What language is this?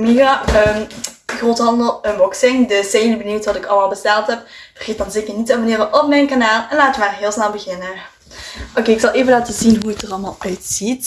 Dutch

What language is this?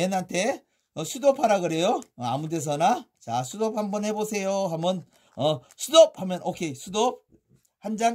Korean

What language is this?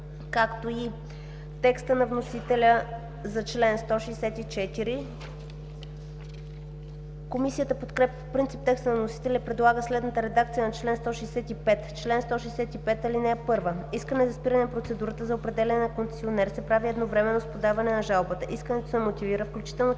Bulgarian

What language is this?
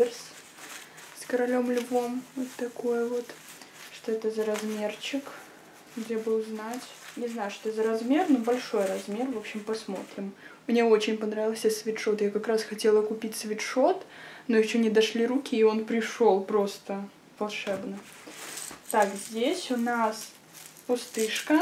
Russian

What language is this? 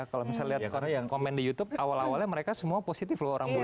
Indonesian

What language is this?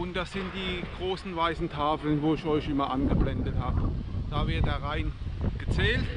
German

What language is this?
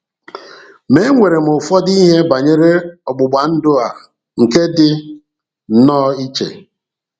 Igbo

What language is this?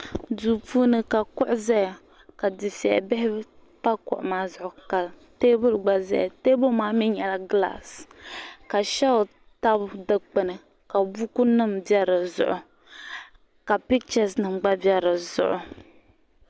Dagbani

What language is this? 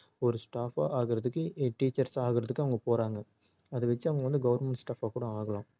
Tamil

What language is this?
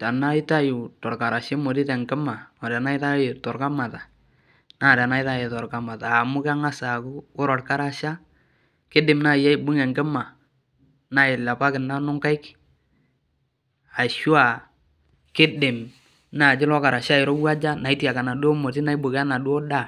Masai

